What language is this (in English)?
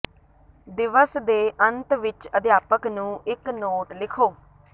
Punjabi